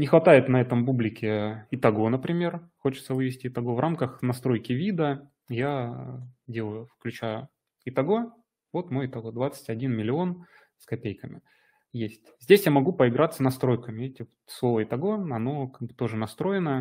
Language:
Russian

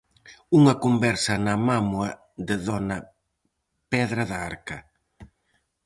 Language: Galician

